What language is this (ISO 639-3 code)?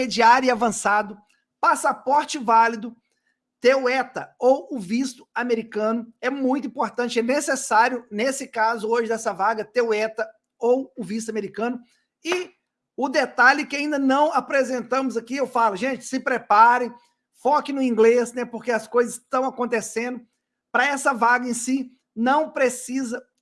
por